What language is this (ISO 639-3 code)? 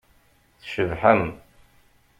kab